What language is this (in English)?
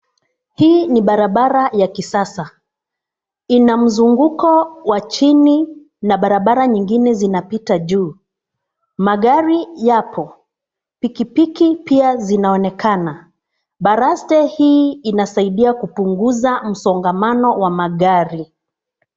Swahili